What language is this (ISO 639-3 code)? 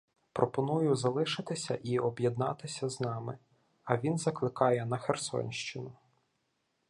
ukr